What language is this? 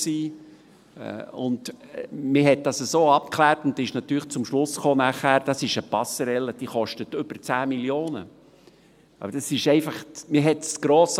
Swiss German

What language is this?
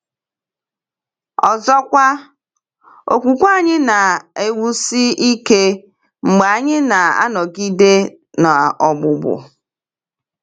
Igbo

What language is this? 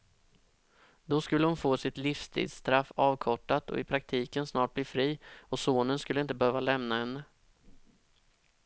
Swedish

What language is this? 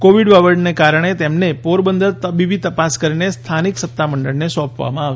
Gujarati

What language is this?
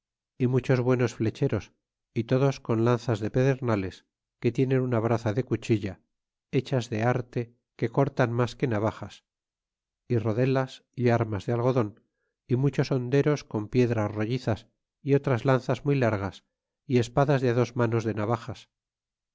Spanish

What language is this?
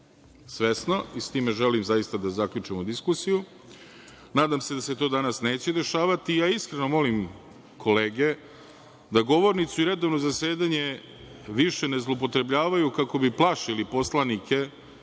Serbian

